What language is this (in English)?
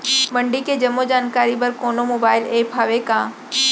Chhattisgarhi